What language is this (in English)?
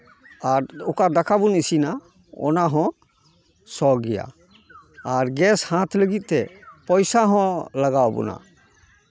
Santali